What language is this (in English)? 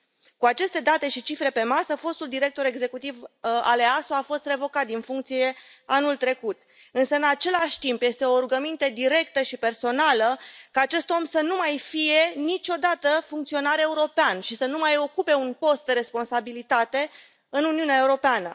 Romanian